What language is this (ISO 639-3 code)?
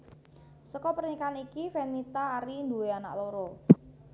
jav